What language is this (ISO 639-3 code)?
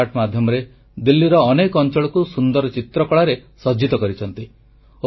ori